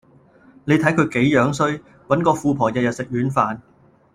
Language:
Cantonese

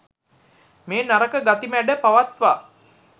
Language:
Sinhala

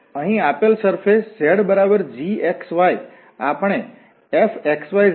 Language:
Gujarati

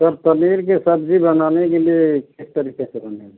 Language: Hindi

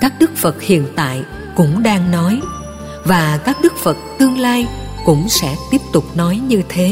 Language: Vietnamese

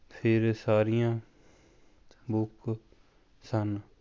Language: Punjabi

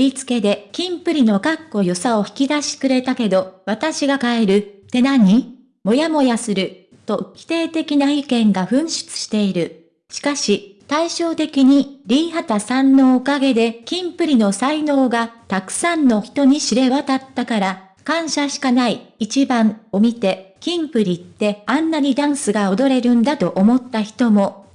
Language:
Japanese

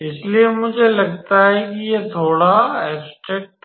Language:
Hindi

